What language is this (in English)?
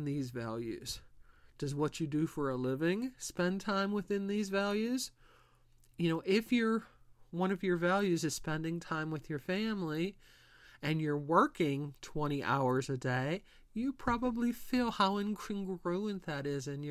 English